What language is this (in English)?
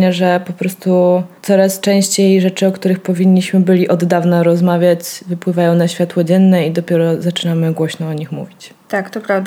Polish